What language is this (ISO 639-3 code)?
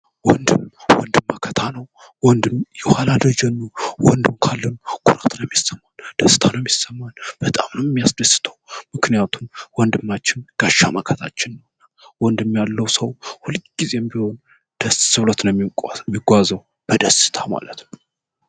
amh